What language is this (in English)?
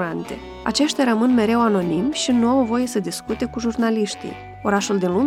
Romanian